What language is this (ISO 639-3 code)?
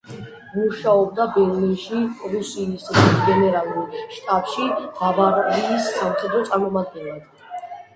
kat